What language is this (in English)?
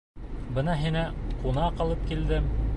Bashkir